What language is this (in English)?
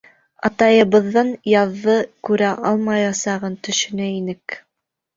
Bashkir